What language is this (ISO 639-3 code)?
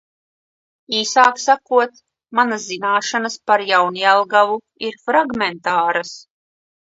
lav